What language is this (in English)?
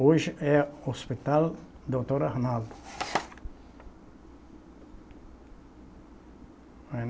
Portuguese